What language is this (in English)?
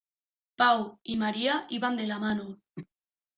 Spanish